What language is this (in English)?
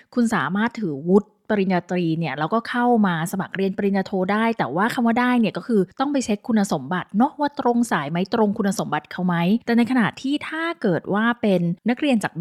Thai